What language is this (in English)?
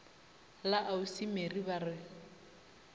Northern Sotho